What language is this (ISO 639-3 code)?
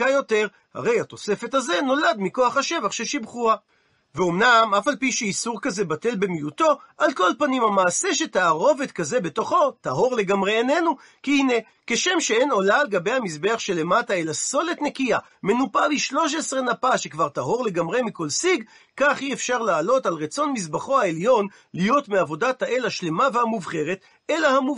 heb